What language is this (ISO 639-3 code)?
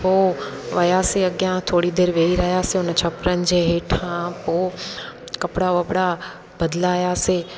snd